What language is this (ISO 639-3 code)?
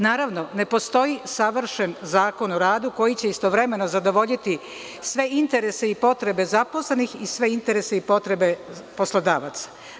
srp